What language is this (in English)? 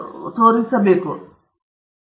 Kannada